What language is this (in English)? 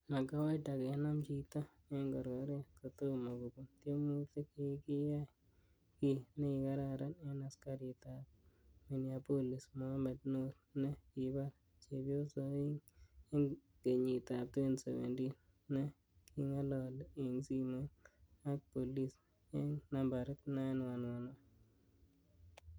Kalenjin